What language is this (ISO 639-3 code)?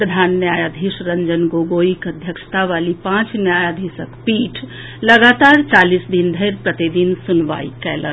mai